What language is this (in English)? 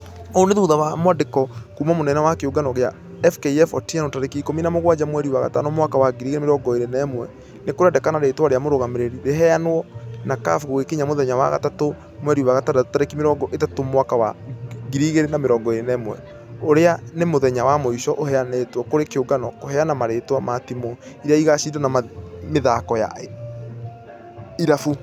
Kikuyu